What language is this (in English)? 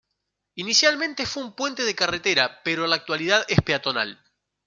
Spanish